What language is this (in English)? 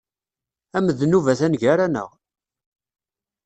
Kabyle